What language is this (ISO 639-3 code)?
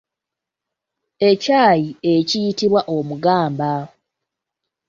lug